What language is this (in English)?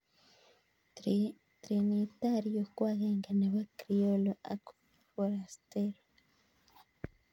Kalenjin